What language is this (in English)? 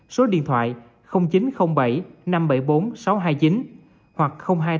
Vietnamese